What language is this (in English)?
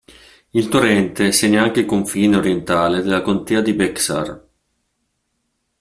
Italian